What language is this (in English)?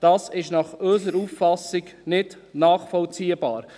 Swiss German